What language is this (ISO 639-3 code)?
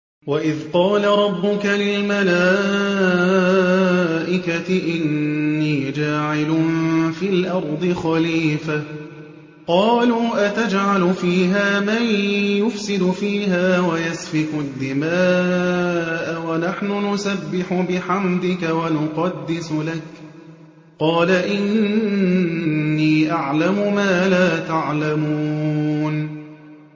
ara